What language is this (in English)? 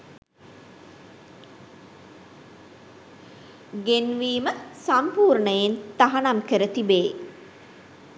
Sinhala